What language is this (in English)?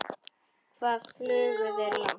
Icelandic